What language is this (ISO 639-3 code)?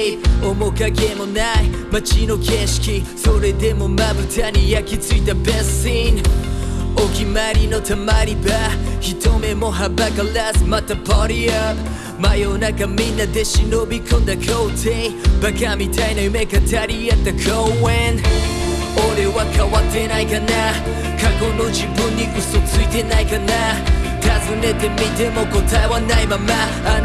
kor